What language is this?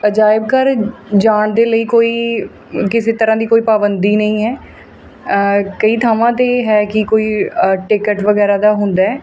Punjabi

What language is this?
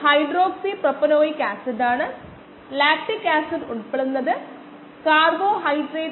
Malayalam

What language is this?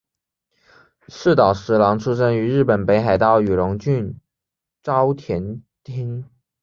Chinese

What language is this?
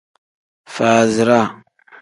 Tem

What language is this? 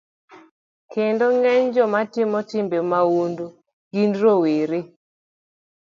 Luo (Kenya and Tanzania)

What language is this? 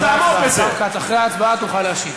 Hebrew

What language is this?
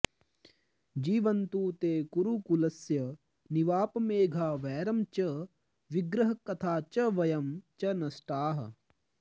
Sanskrit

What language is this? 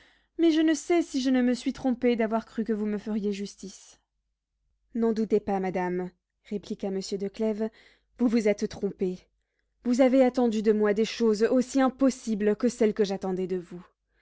French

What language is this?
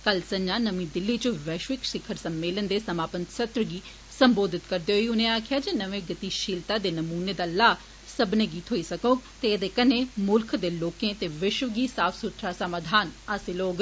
Dogri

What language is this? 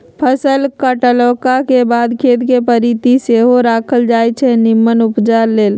Magahi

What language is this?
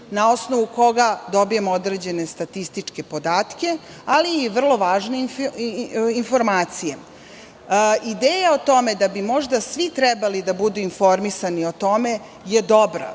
Serbian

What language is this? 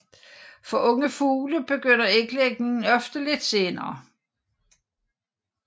Danish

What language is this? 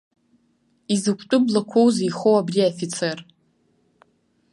Abkhazian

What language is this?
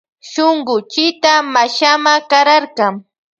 Loja Highland Quichua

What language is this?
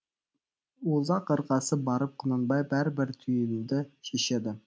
Kazakh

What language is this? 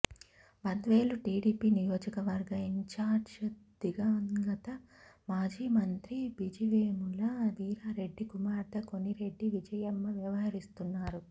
Telugu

